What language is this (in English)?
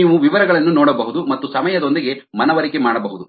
Kannada